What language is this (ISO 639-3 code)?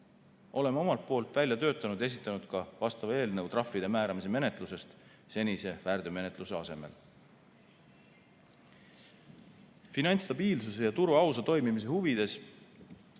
est